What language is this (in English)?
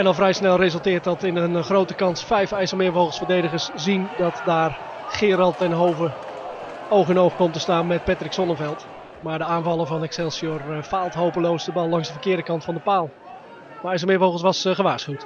Dutch